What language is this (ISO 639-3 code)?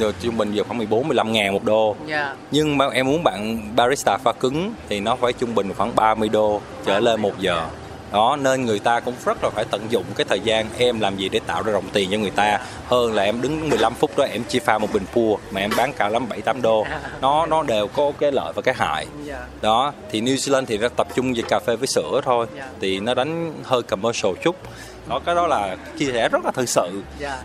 vie